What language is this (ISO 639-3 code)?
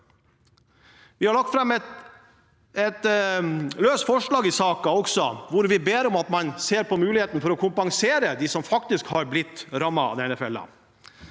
nor